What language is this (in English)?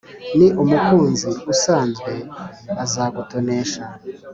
Kinyarwanda